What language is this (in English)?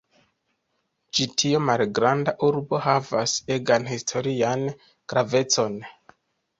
Esperanto